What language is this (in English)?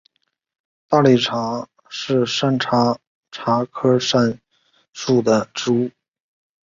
Chinese